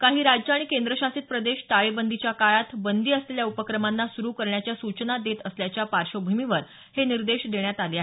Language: Marathi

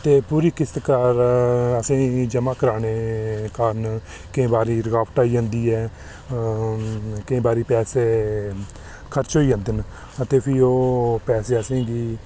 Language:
Dogri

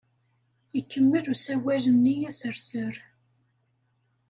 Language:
Kabyle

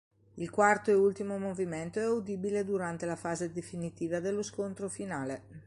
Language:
Italian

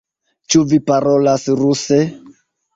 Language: Esperanto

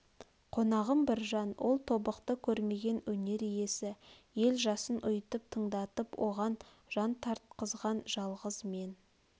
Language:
Kazakh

